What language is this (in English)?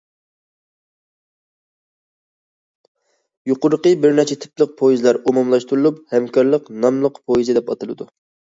Uyghur